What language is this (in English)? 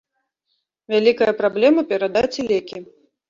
Belarusian